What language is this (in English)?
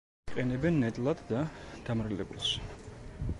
Georgian